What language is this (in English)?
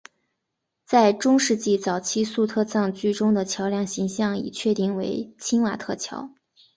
Chinese